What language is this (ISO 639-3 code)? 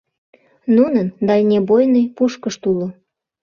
chm